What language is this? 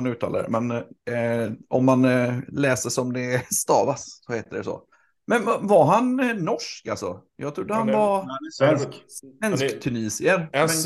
Swedish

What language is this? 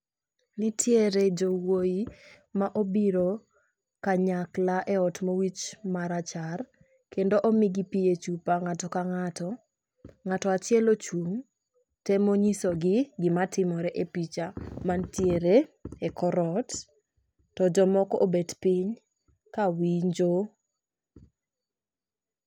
Luo (Kenya and Tanzania)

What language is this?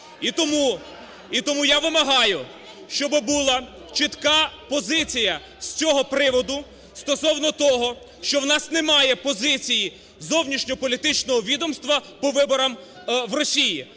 Ukrainian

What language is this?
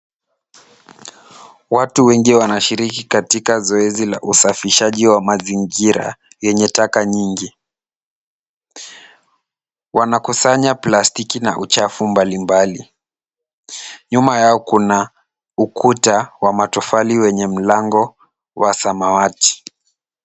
Swahili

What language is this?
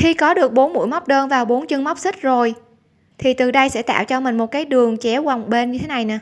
Vietnamese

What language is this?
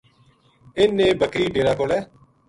Gujari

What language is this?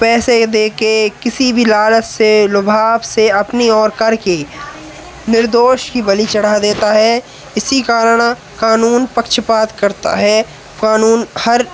Hindi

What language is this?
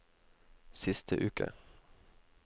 Norwegian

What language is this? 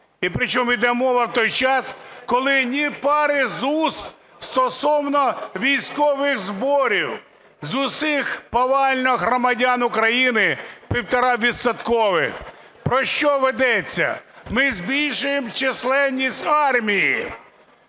Ukrainian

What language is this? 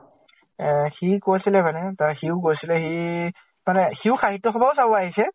Assamese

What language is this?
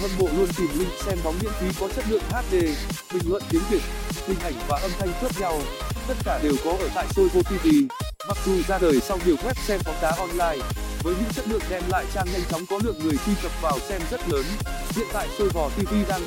Vietnamese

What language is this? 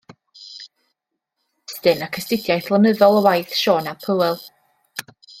Welsh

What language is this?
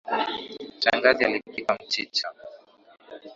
Swahili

